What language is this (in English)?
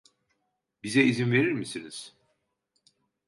Turkish